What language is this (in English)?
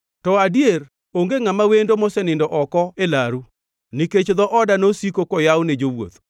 Luo (Kenya and Tanzania)